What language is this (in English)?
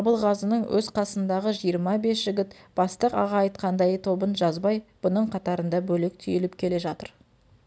Kazakh